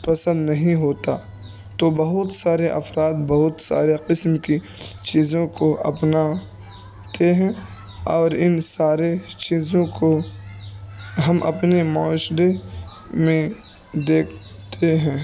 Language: Urdu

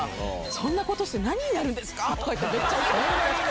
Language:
Japanese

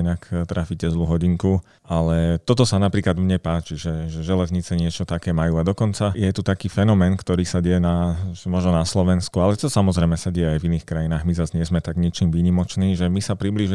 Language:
Slovak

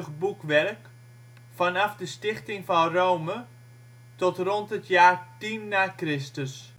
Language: Dutch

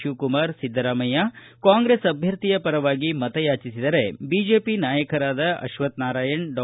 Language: Kannada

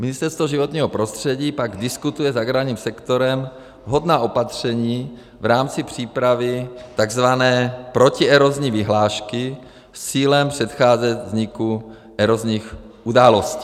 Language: Czech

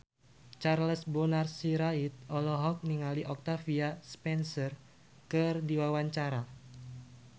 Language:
Sundanese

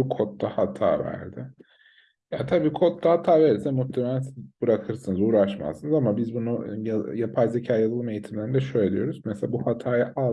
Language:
Turkish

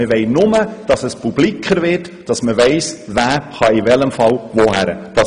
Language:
Swiss German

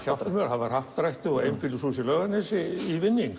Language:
Icelandic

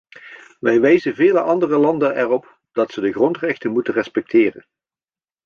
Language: Dutch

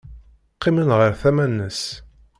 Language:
Kabyle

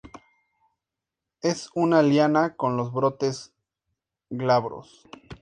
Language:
Spanish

